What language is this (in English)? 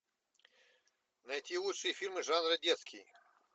Russian